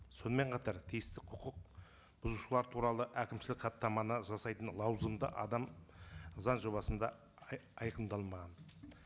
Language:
Kazakh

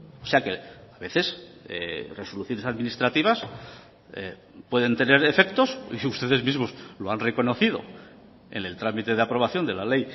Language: Spanish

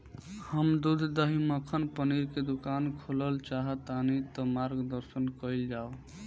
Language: Bhojpuri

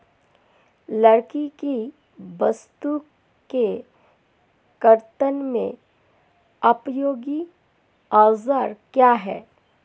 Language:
Hindi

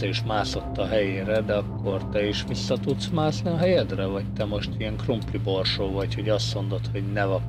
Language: Hungarian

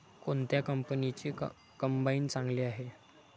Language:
Marathi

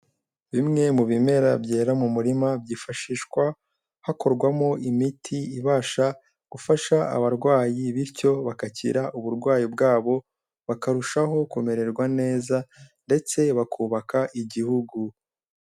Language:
Kinyarwanda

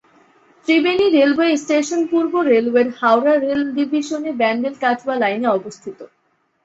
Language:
Bangla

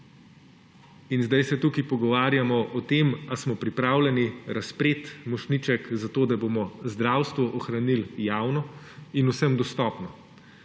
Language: Slovenian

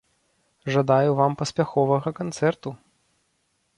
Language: Belarusian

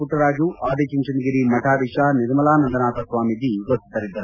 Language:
Kannada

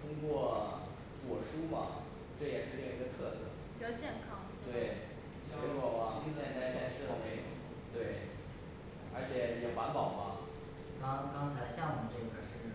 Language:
Chinese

